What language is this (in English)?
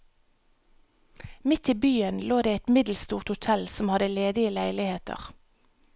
Norwegian